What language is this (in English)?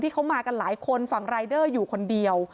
Thai